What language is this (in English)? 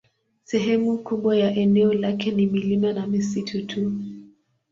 Swahili